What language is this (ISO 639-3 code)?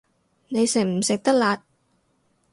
yue